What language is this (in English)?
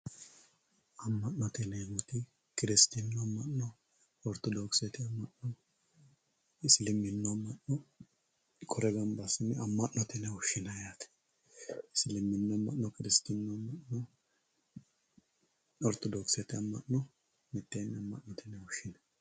Sidamo